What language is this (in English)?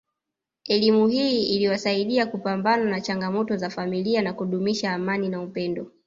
Swahili